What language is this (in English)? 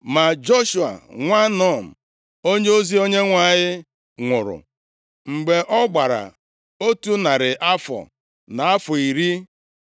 Igbo